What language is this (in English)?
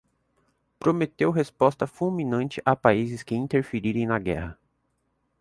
Portuguese